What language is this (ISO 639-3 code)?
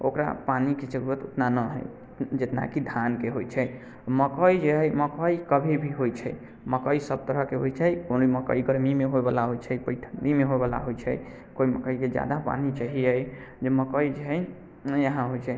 mai